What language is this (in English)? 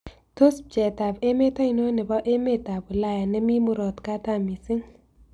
Kalenjin